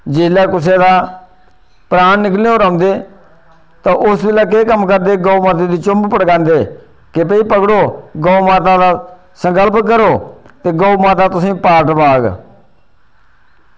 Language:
Dogri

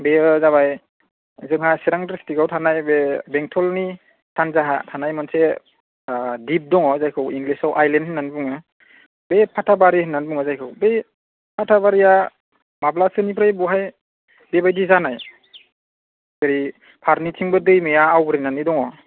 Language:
Bodo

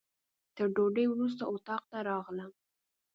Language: Pashto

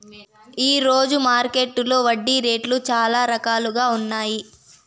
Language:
Telugu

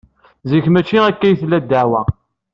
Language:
Kabyle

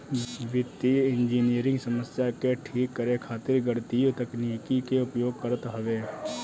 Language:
Bhojpuri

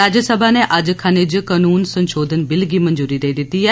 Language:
Dogri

